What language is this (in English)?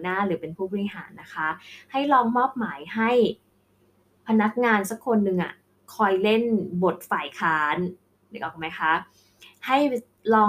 Thai